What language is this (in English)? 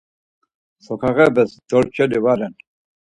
Laz